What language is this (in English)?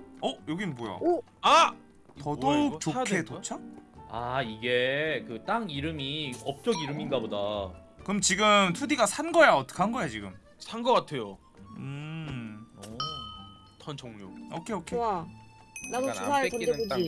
Korean